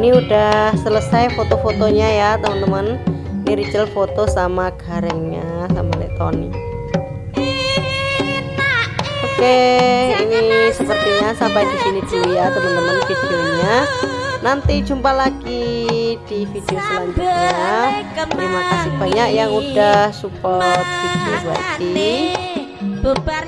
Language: Indonesian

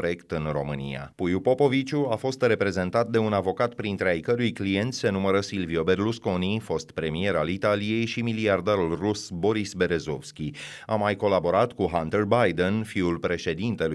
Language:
Romanian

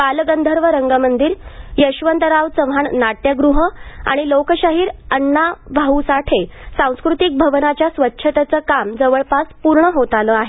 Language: Marathi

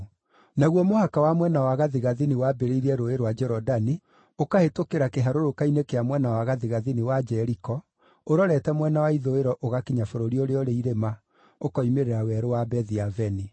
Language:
Kikuyu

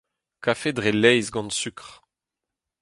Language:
Breton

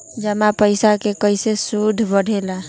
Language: Magahi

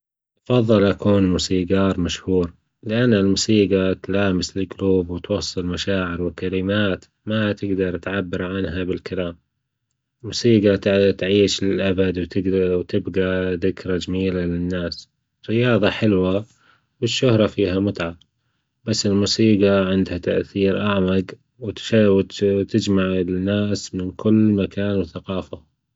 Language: Gulf Arabic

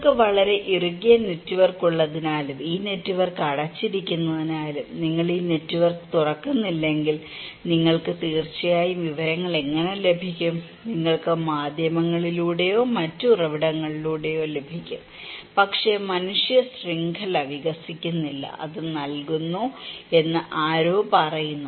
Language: Malayalam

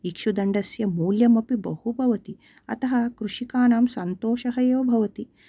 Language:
Sanskrit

